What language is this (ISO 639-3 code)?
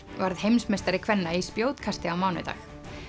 isl